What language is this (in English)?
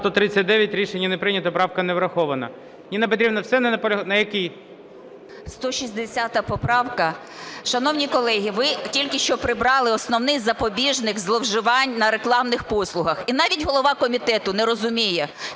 Ukrainian